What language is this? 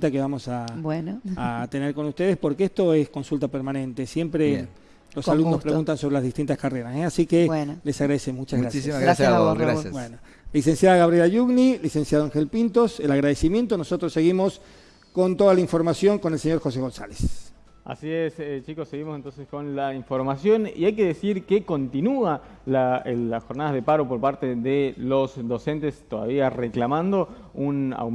Spanish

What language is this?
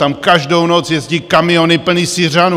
Czech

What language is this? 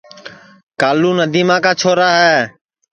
Sansi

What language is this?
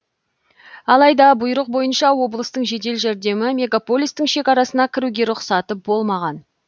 Kazakh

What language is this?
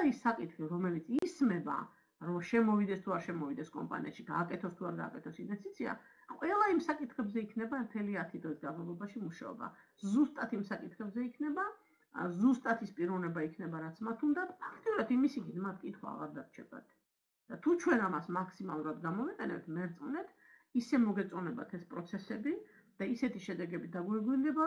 Romanian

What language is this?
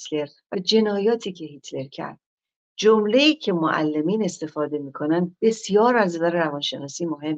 Persian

